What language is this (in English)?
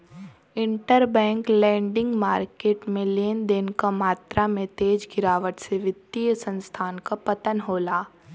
Bhojpuri